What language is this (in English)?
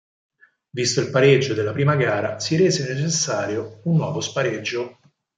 Italian